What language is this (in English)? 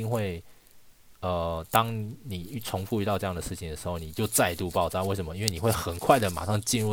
Chinese